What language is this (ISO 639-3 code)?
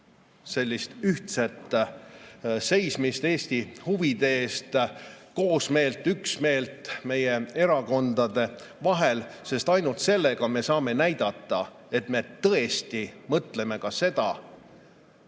est